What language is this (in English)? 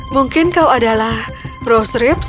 Indonesian